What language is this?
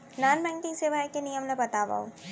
Chhattisgarhi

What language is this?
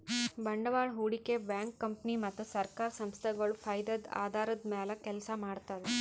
Kannada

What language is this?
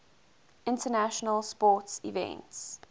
English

